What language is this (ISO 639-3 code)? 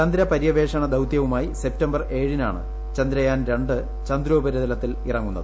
mal